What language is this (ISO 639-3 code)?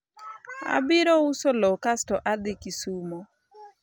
luo